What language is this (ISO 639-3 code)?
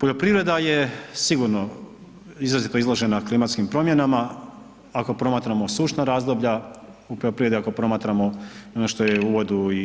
hrv